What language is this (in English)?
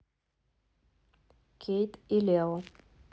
Russian